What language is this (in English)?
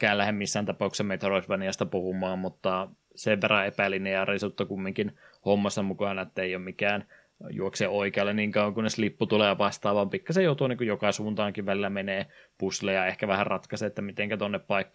Finnish